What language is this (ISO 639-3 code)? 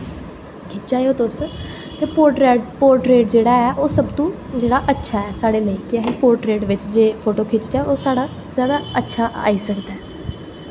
doi